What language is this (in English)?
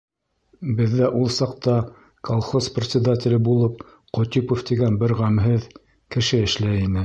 Bashkir